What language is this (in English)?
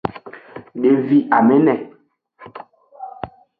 Aja (Benin)